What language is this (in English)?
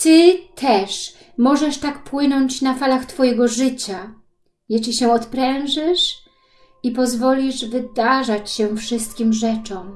Polish